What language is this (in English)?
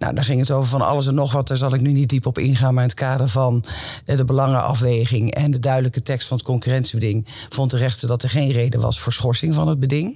Dutch